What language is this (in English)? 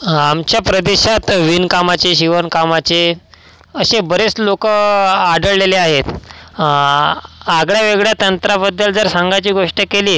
Marathi